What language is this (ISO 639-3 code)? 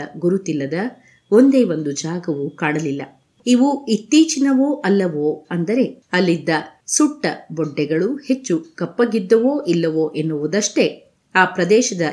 kan